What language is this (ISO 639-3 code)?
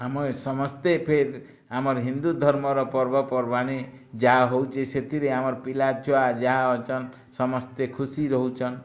ori